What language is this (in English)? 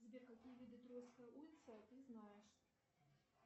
Russian